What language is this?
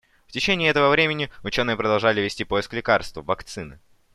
Russian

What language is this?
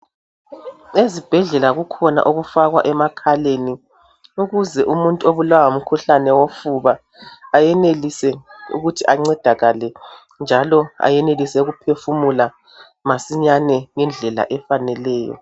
North Ndebele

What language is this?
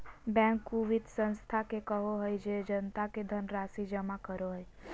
Magahi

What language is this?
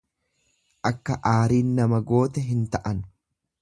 Oromo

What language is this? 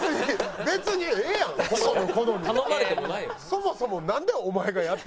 Japanese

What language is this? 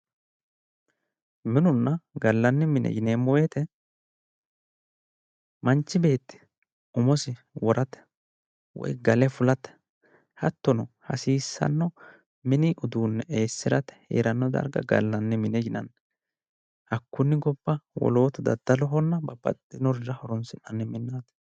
Sidamo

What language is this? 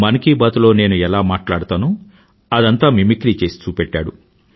Telugu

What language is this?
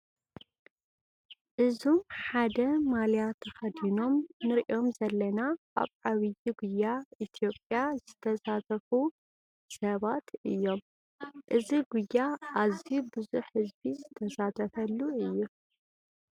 Tigrinya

